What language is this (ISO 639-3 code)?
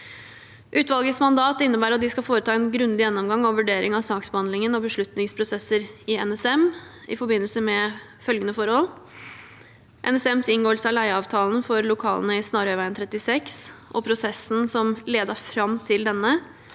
nor